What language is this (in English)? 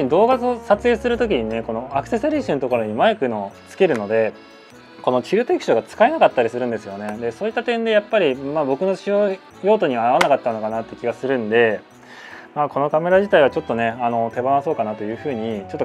Japanese